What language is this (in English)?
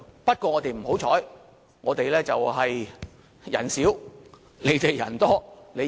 Cantonese